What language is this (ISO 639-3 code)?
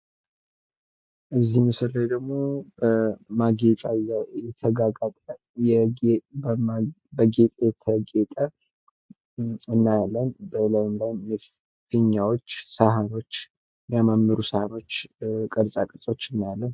amh